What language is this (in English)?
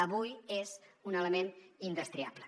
Catalan